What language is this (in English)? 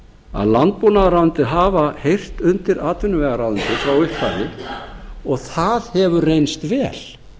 Icelandic